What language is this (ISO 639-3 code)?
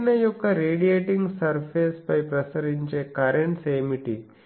tel